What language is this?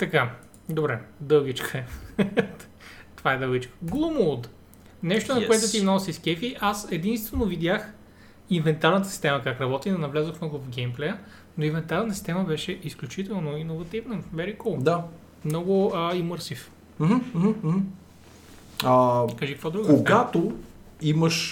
Bulgarian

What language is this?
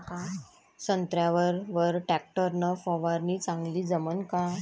Marathi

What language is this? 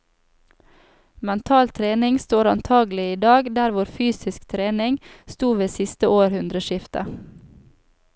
Norwegian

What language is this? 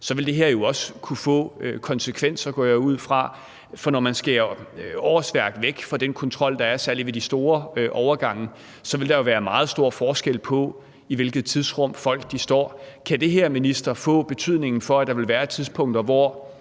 Danish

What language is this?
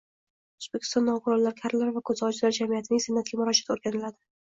Uzbek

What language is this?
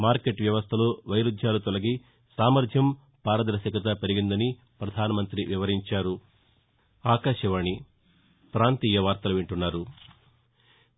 Telugu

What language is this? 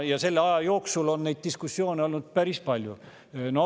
Estonian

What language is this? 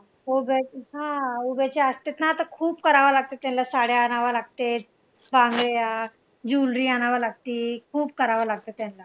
Marathi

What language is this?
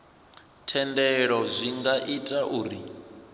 Venda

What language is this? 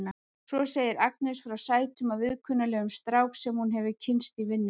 Icelandic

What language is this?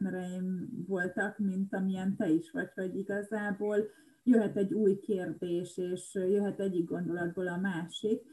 Hungarian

